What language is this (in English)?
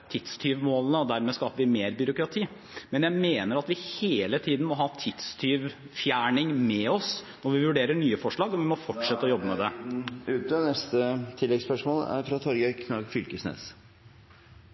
Norwegian Bokmål